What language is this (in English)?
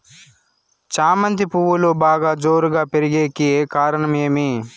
Telugu